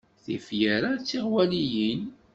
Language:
Kabyle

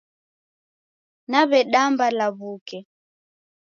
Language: Taita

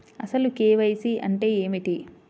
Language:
Telugu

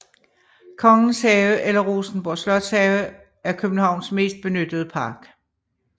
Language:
Danish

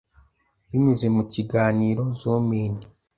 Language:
Kinyarwanda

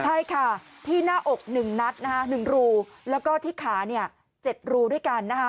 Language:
Thai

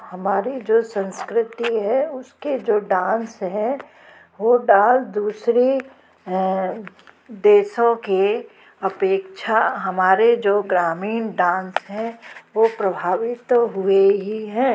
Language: Hindi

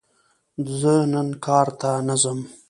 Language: Pashto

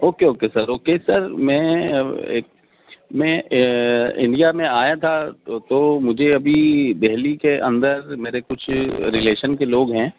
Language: Urdu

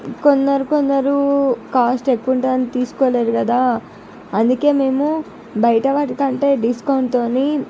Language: Telugu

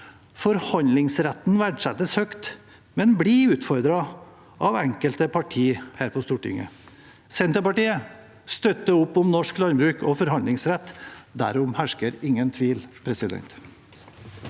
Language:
Norwegian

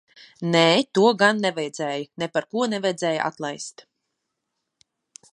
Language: Latvian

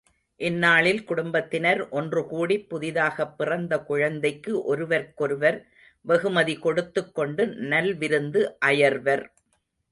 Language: Tamil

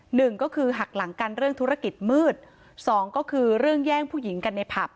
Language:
Thai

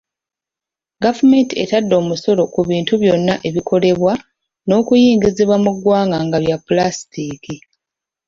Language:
Ganda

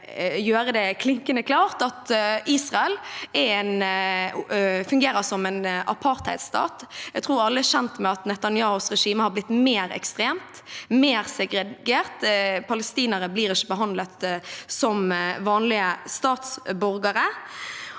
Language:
Norwegian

